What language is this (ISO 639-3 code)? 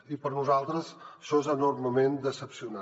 cat